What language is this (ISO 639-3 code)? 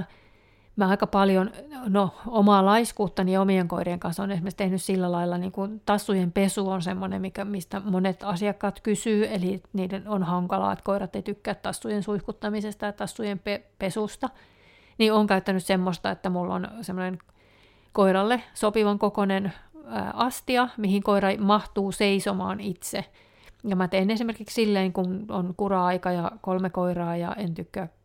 fin